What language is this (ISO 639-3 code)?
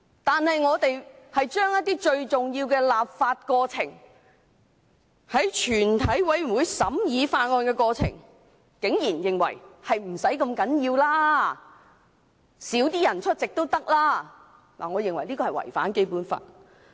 yue